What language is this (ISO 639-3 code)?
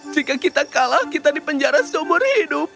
ind